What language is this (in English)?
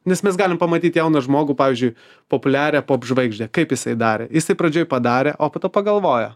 Lithuanian